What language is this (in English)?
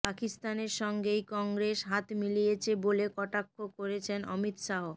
Bangla